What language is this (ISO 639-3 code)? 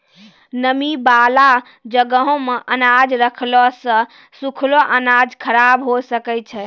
mai